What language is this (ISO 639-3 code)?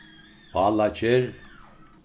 fao